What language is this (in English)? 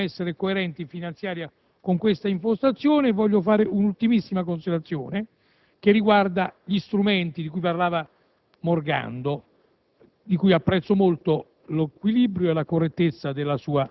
Italian